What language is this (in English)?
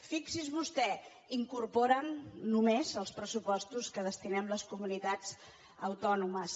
Catalan